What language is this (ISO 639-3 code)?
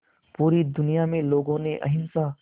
hin